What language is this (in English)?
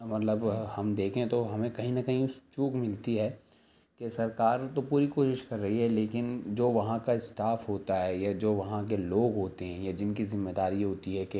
Urdu